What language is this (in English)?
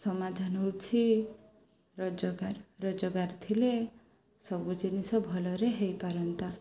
Odia